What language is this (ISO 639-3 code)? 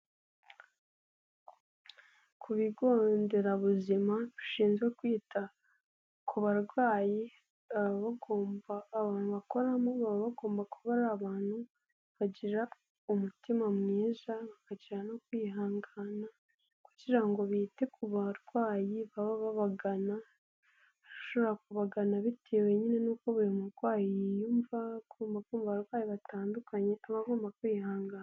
kin